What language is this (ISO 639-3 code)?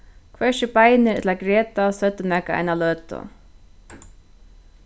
fao